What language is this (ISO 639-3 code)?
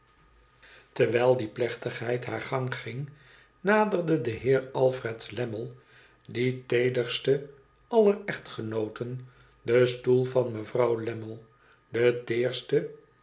nld